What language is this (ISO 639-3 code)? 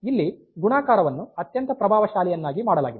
kan